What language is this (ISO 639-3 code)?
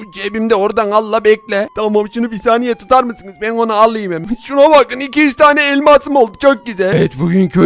tur